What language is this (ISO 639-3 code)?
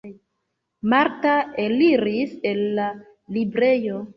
epo